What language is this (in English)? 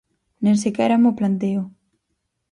Galician